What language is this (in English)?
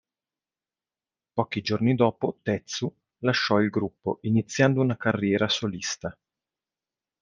Italian